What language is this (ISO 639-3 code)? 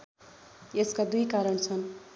nep